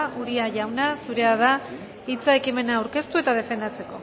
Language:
Basque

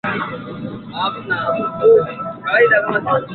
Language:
Swahili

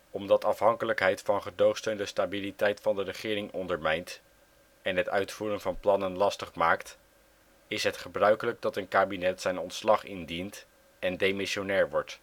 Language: Dutch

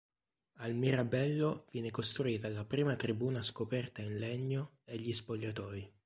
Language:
Italian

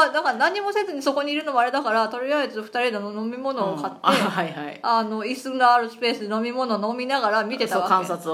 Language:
Japanese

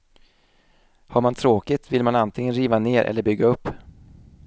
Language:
Swedish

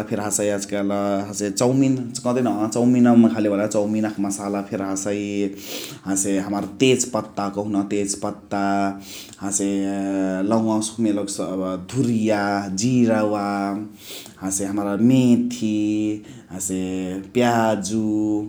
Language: Chitwania Tharu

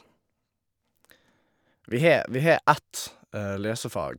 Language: Norwegian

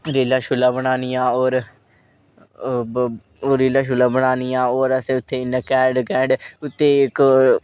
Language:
Dogri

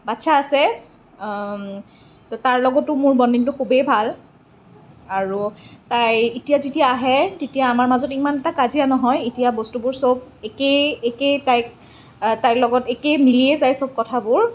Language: Assamese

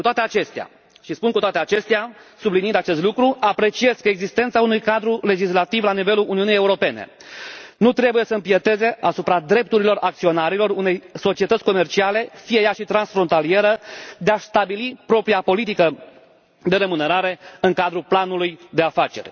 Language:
Romanian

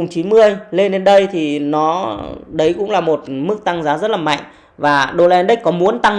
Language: Vietnamese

